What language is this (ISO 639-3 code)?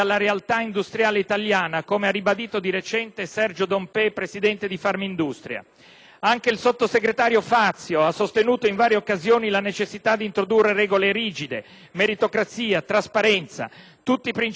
ita